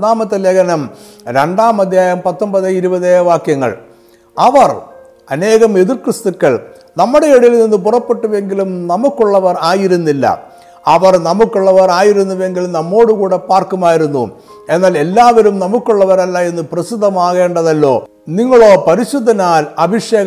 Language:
Malayalam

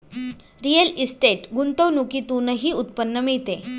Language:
Marathi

